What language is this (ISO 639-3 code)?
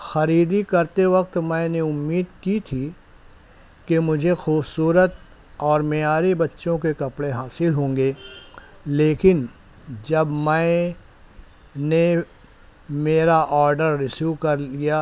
urd